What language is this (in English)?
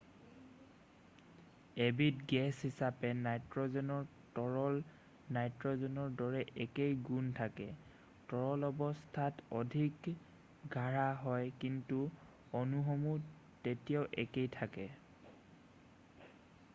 Assamese